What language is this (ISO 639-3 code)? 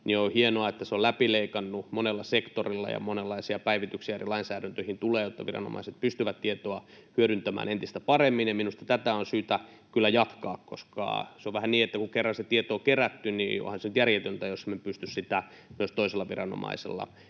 fin